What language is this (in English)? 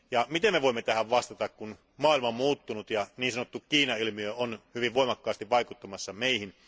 Finnish